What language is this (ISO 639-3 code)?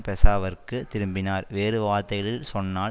tam